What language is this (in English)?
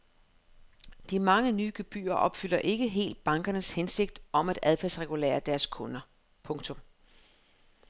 Danish